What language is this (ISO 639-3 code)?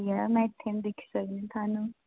doi